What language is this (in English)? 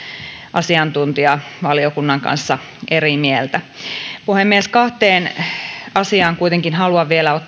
Finnish